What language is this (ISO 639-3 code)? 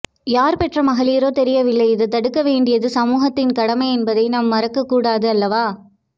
tam